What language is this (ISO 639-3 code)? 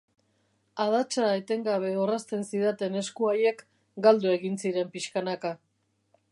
eus